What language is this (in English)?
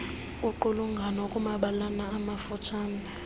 Xhosa